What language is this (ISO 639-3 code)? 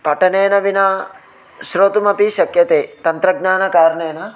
san